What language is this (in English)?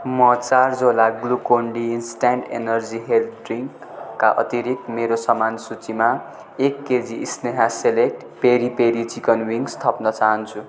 Nepali